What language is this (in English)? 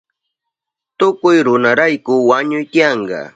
Southern Pastaza Quechua